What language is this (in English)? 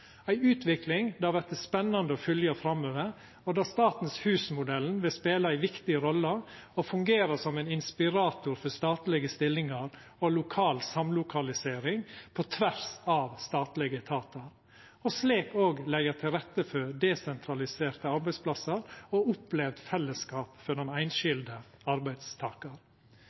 Norwegian Nynorsk